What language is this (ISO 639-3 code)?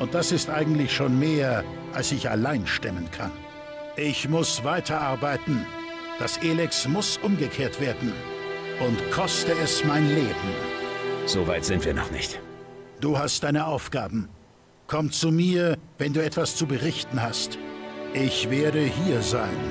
deu